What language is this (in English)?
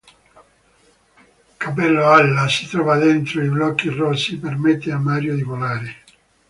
Italian